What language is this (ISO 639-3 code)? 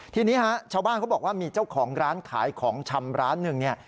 tha